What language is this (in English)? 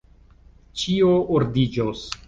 Esperanto